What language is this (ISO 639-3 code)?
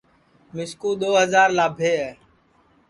ssi